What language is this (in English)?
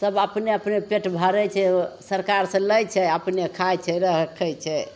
Maithili